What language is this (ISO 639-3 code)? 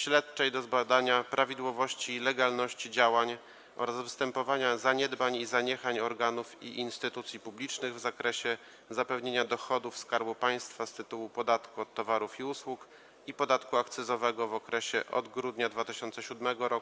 pol